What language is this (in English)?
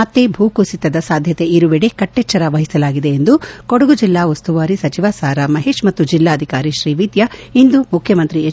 Kannada